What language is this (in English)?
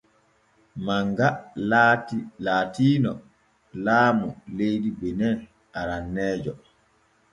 Borgu Fulfulde